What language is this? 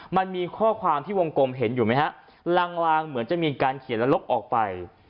Thai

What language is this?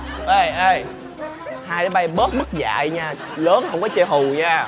Vietnamese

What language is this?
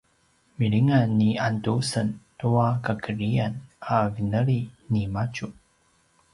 Paiwan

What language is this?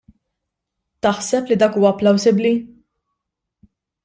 Maltese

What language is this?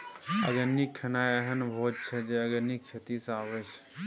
Maithili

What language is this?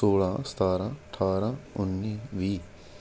Punjabi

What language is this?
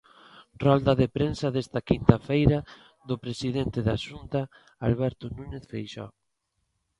Galician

